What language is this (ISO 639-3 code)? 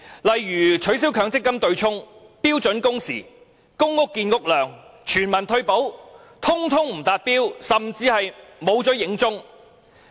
yue